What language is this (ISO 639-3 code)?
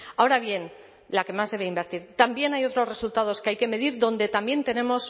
spa